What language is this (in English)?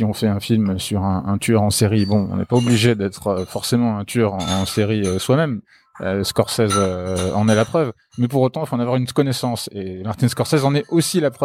French